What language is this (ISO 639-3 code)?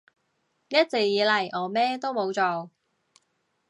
yue